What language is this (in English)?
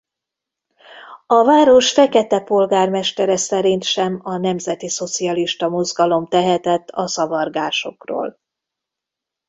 Hungarian